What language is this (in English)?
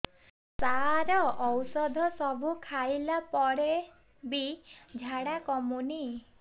Odia